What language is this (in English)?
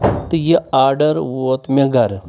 Kashmiri